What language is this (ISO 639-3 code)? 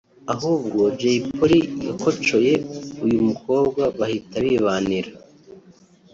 kin